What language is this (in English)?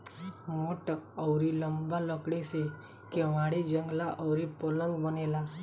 Bhojpuri